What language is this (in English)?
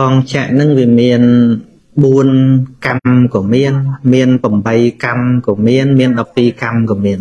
Vietnamese